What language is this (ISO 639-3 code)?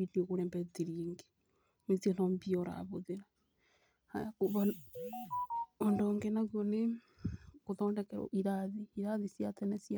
kik